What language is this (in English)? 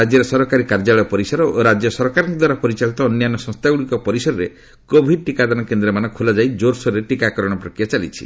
Odia